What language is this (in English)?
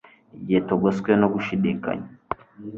Kinyarwanda